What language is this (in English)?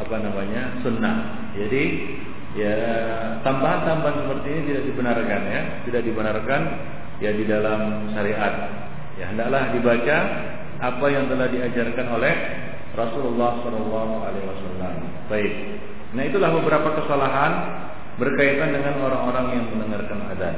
Malay